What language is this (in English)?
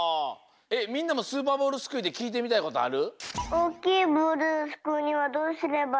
Japanese